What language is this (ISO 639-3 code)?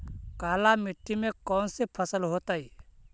mag